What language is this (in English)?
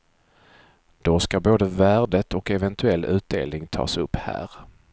Swedish